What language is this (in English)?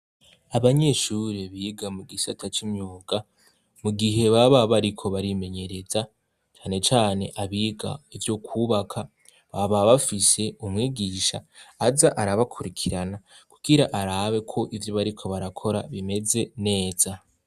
Rundi